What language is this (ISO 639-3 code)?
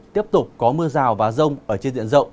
vie